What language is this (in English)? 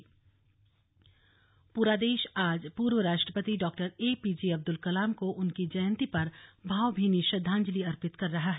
Hindi